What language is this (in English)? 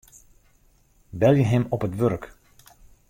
Western Frisian